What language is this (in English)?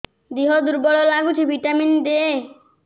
Odia